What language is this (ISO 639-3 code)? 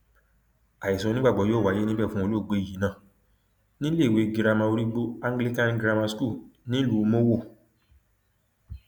yor